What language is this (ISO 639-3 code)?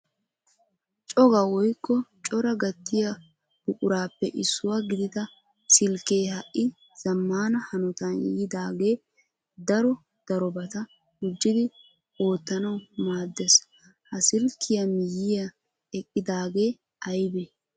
wal